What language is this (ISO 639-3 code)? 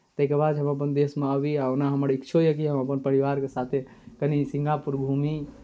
mai